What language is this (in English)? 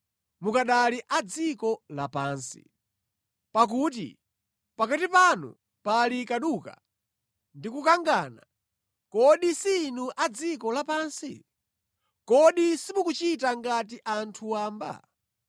Nyanja